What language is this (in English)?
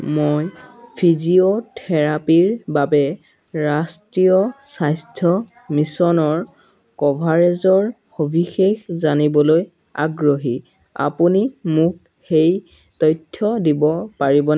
Assamese